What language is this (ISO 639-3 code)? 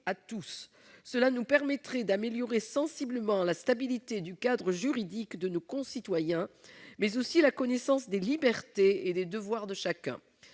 fra